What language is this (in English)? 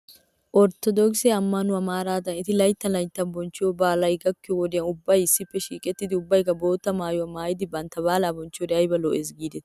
Wolaytta